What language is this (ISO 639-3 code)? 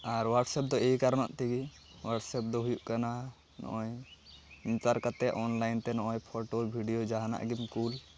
sat